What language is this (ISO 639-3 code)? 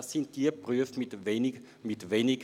gsw